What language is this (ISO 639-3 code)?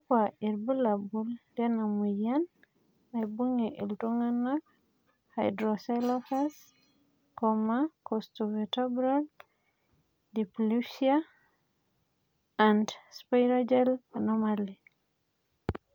mas